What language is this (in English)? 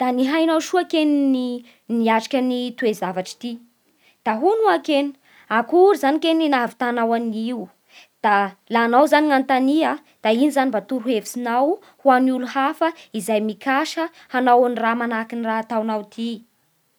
Bara Malagasy